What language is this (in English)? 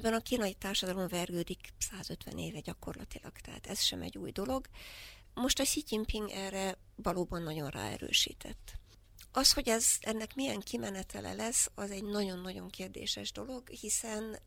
Hungarian